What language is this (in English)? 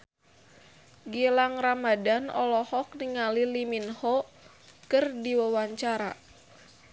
Sundanese